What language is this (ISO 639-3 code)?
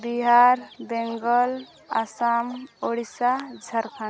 sat